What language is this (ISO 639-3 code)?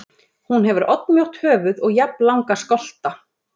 isl